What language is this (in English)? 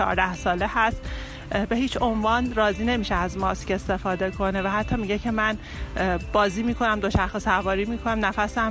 Persian